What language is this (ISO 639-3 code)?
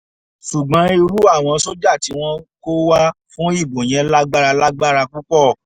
yor